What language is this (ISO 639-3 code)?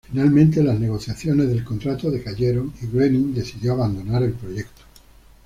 spa